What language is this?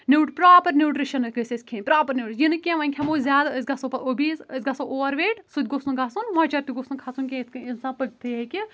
Kashmiri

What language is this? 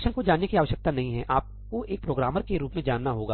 Hindi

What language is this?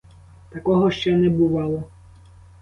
Ukrainian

